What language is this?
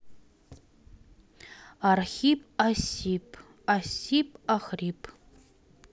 Russian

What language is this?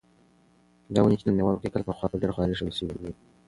Pashto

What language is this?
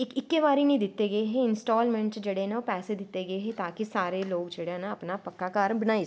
Dogri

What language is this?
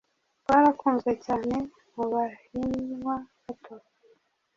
Kinyarwanda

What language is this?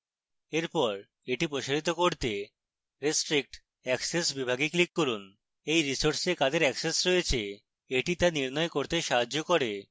Bangla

